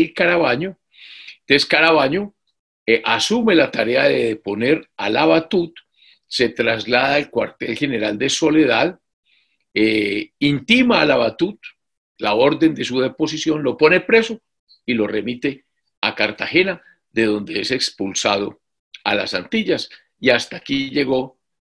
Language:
Spanish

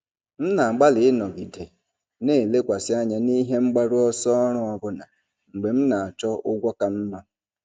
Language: Igbo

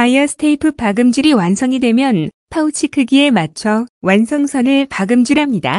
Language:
Korean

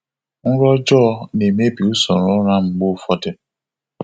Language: Igbo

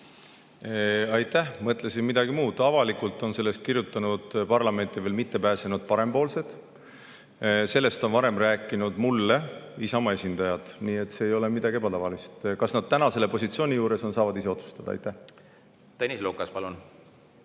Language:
Estonian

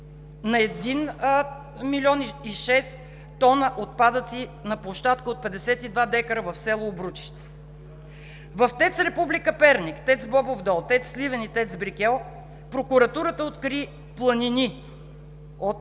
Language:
Bulgarian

